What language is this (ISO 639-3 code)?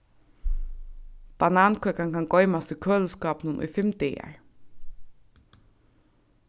fao